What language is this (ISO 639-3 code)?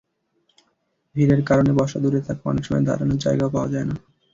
ben